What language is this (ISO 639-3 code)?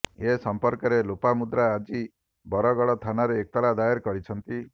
ori